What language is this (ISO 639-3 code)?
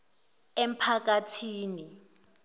zul